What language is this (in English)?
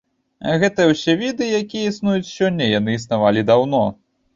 Belarusian